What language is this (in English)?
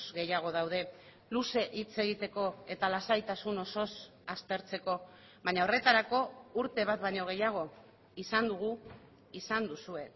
Basque